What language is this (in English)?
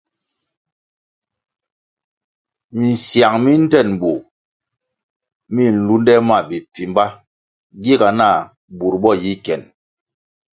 Kwasio